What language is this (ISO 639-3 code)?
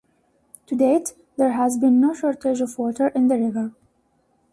eng